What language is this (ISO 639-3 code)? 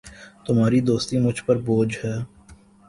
urd